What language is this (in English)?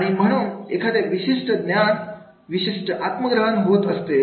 Marathi